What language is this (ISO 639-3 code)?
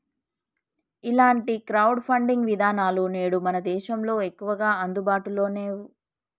tel